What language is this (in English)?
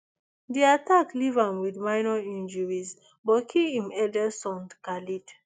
Nigerian Pidgin